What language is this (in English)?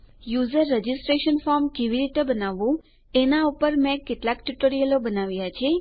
Gujarati